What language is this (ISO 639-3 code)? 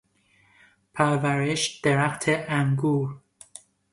fas